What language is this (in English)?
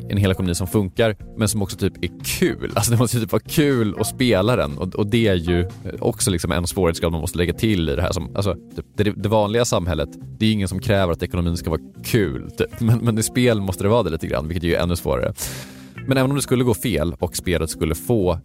Swedish